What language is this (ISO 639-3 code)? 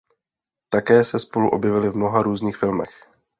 ces